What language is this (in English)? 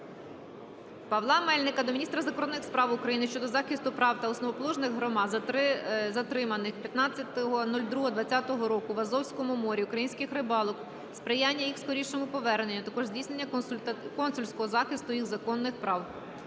Ukrainian